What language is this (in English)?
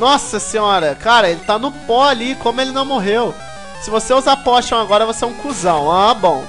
Portuguese